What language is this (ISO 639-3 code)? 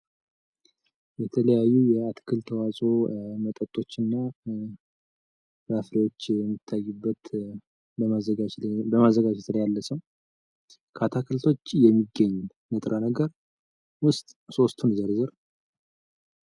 amh